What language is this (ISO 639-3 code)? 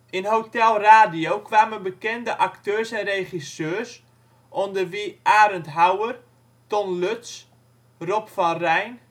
nld